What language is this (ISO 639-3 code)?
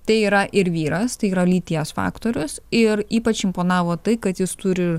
lit